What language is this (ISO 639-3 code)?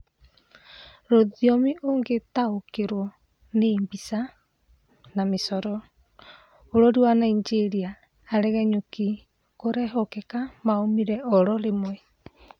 kik